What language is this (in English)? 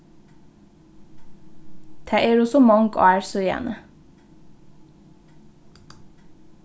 Faroese